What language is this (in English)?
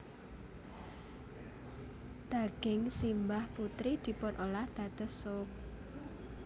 Javanese